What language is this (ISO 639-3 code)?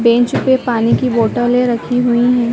hin